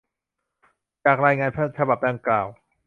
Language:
Thai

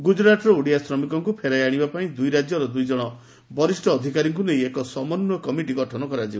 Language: Odia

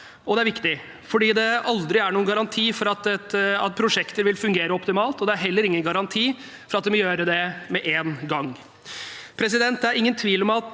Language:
Norwegian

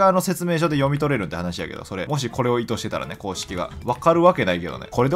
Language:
Japanese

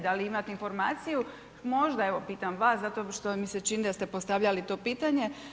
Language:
Croatian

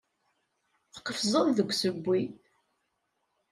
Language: Kabyle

